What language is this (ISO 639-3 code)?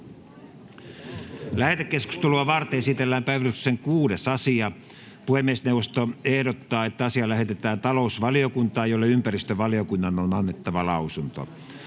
fin